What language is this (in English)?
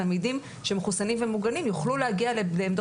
Hebrew